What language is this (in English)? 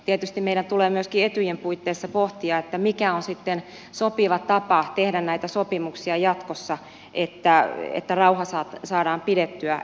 Finnish